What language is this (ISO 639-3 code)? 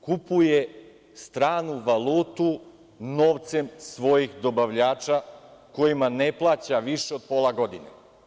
srp